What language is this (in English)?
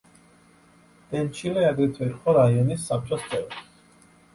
Georgian